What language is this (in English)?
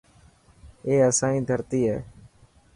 Dhatki